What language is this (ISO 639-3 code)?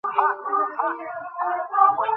ben